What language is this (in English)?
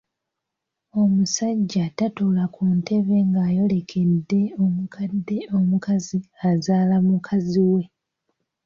Ganda